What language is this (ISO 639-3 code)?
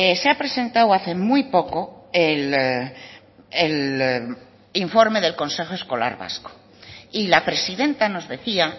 spa